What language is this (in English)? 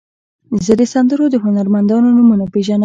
Pashto